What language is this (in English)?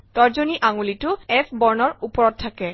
Assamese